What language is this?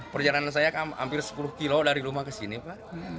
Indonesian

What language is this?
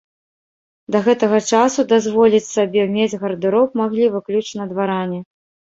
Belarusian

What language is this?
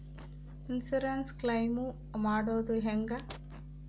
Kannada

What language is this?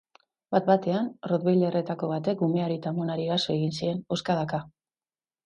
Basque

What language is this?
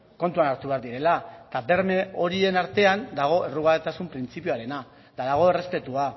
Basque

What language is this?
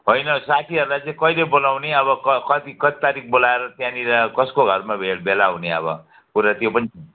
Nepali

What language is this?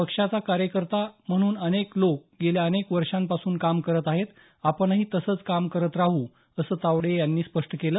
Marathi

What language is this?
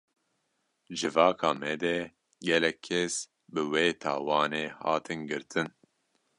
Kurdish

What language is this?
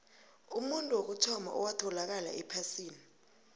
South Ndebele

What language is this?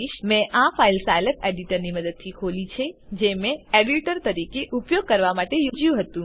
Gujarati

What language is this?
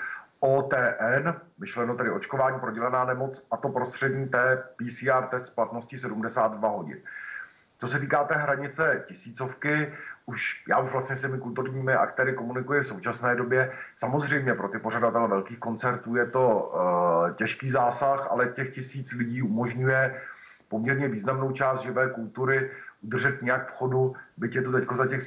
Czech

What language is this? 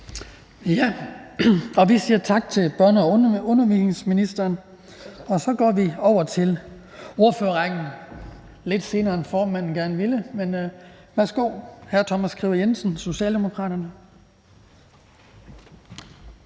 Danish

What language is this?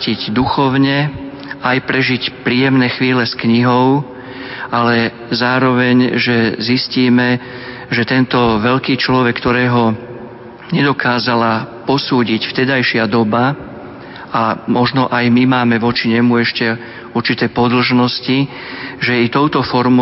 Slovak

